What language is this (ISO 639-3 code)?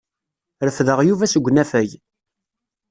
kab